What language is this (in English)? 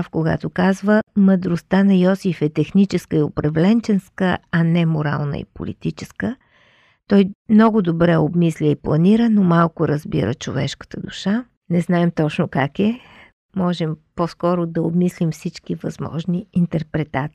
Bulgarian